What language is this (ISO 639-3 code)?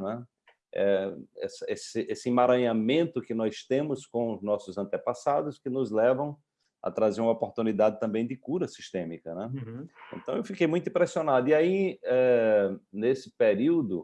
por